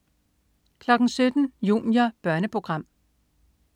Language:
Danish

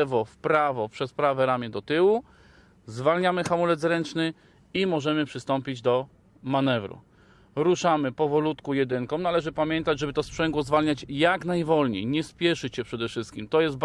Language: Polish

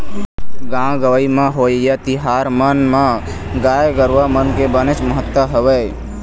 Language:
Chhattisgarhi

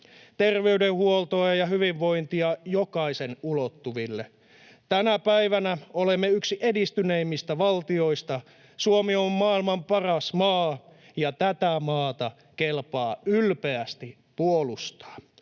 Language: Finnish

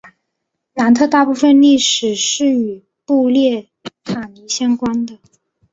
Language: Chinese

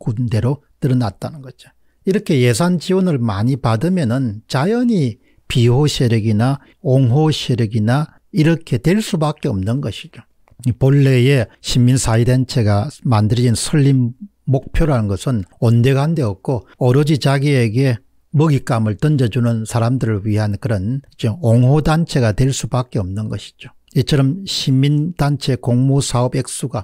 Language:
Korean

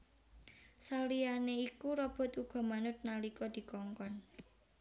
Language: Javanese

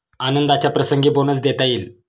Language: Marathi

